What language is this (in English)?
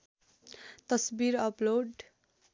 Nepali